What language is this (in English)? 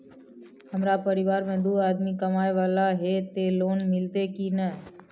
Maithili